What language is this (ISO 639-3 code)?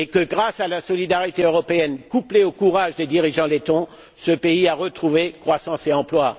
fra